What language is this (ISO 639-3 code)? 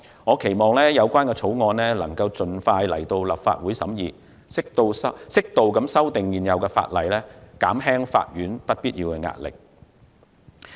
yue